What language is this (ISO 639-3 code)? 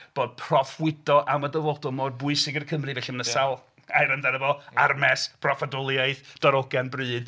cym